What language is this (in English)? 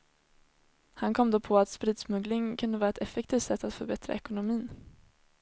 Swedish